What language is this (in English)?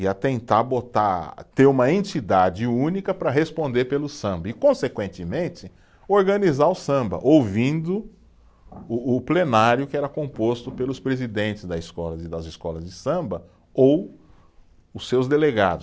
Portuguese